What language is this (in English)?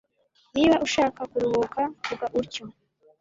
Kinyarwanda